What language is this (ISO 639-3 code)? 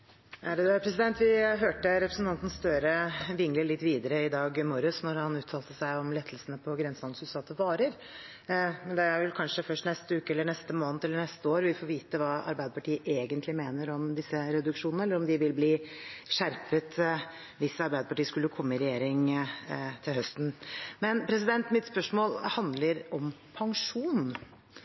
nob